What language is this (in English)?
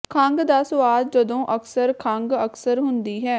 Punjabi